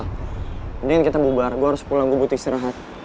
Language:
Indonesian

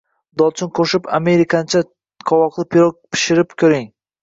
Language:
Uzbek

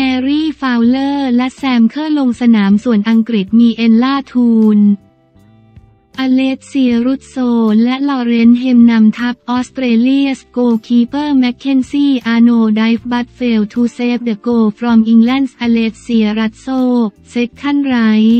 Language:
Thai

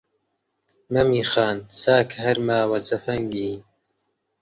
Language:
Central Kurdish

